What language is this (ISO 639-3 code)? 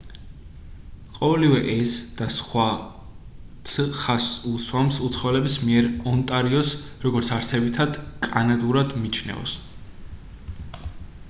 kat